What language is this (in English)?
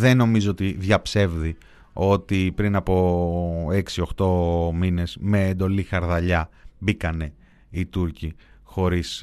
Greek